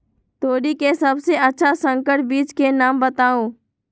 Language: Magahi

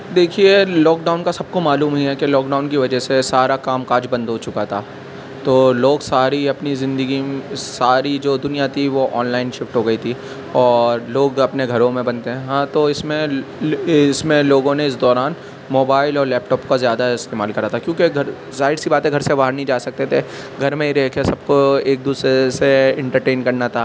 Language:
Urdu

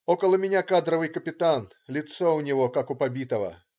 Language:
Russian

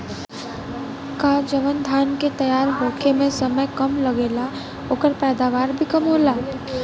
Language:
Bhojpuri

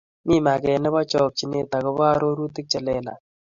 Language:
Kalenjin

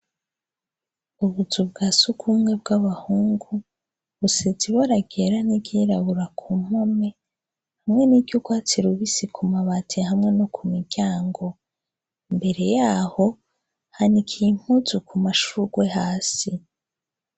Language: Rundi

